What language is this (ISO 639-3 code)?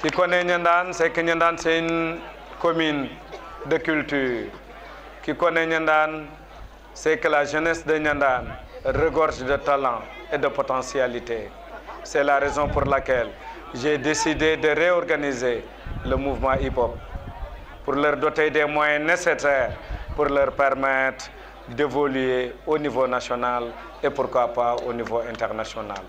fra